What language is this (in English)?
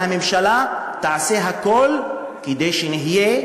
Hebrew